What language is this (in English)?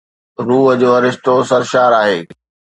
Sindhi